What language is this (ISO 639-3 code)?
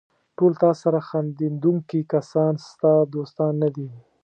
pus